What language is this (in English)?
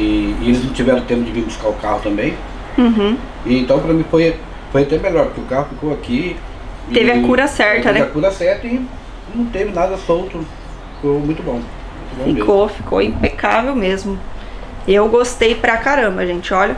Portuguese